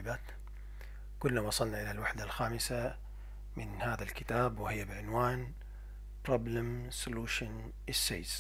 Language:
Arabic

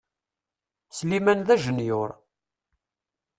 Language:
Kabyle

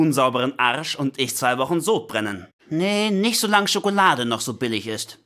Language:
German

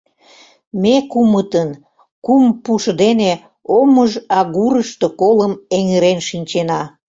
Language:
Mari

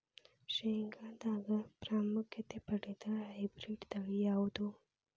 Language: Kannada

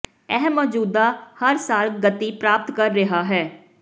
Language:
Punjabi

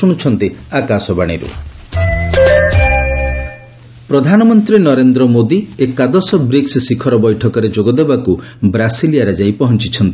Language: Odia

